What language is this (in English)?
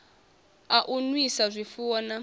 Venda